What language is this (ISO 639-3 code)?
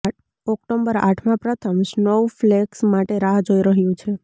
guj